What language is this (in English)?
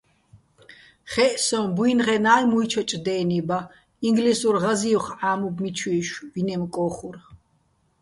Bats